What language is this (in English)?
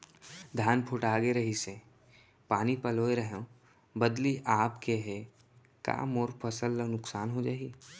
Chhattisgarhi